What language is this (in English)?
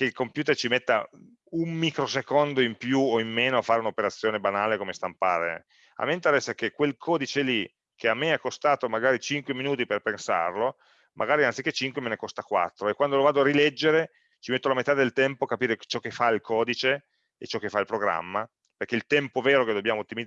Italian